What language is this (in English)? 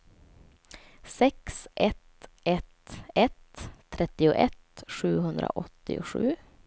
Swedish